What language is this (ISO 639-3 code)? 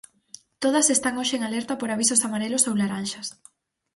glg